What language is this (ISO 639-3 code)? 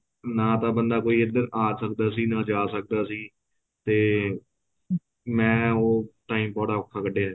pan